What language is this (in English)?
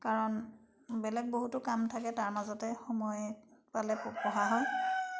Assamese